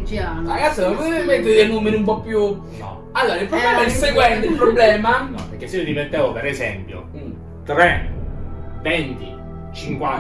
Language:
Italian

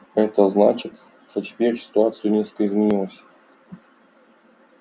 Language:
Russian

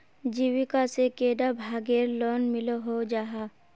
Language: Magahi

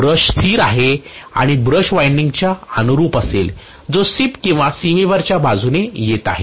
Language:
Marathi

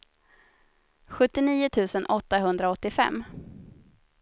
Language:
Swedish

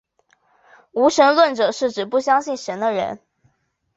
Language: Chinese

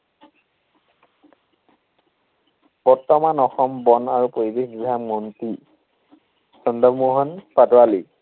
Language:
Assamese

